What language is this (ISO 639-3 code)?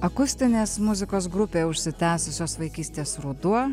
lit